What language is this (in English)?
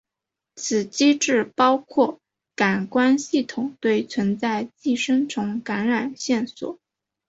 Chinese